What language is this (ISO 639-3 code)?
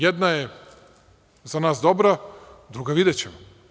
srp